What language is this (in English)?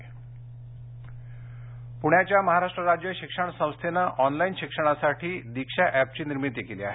Marathi